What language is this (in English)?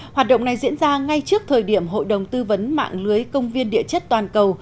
Vietnamese